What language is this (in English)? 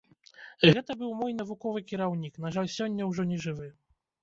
Belarusian